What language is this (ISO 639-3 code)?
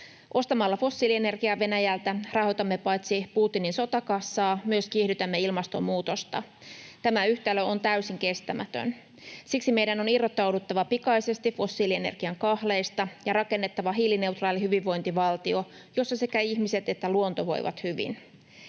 fin